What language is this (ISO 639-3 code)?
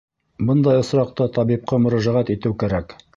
bak